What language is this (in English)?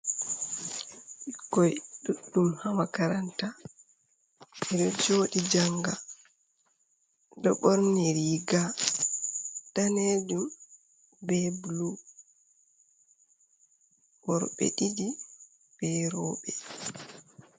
Fula